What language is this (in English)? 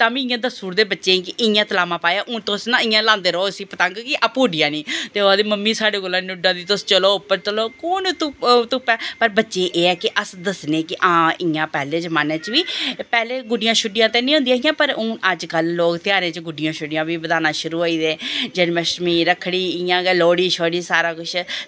Dogri